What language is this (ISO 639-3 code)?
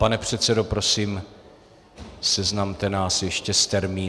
ces